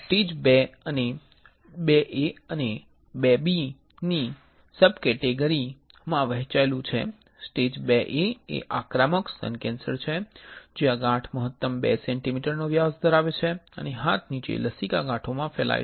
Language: Gujarati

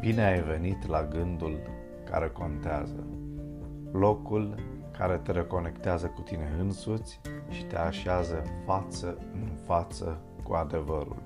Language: Romanian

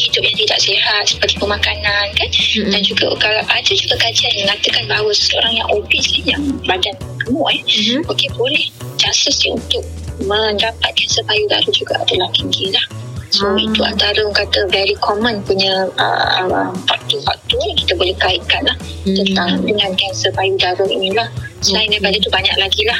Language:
Malay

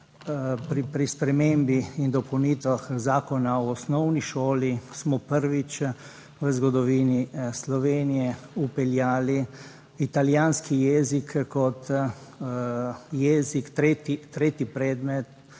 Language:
Slovenian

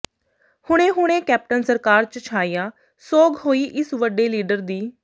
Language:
Punjabi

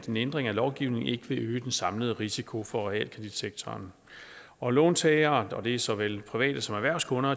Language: Danish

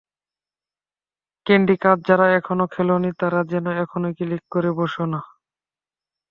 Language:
Bangla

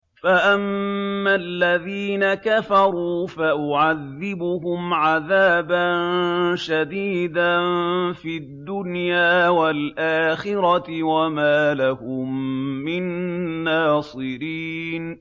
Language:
Arabic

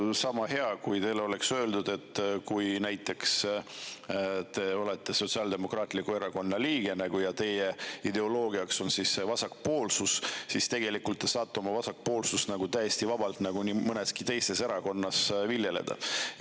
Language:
Estonian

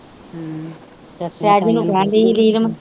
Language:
Punjabi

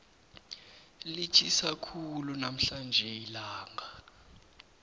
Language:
South Ndebele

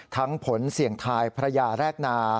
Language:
Thai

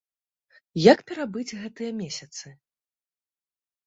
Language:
Belarusian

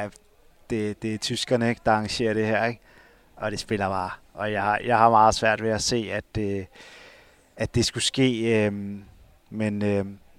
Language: Danish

